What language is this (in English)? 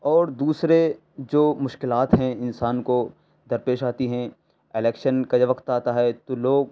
Urdu